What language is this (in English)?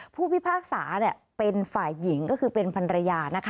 Thai